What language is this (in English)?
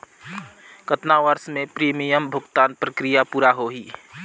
Chhattisgarhi